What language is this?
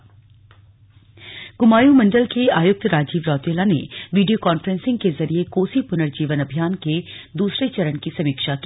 Hindi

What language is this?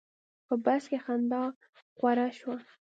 Pashto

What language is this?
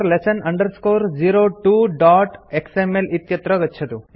Sanskrit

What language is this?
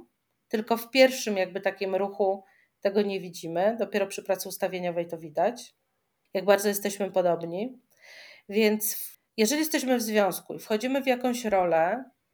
Polish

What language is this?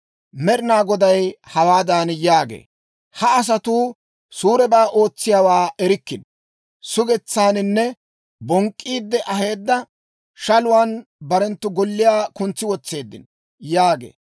Dawro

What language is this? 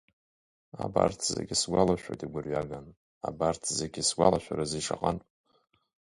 Abkhazian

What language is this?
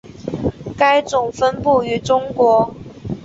Chinese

